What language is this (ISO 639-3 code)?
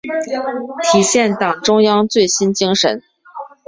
zho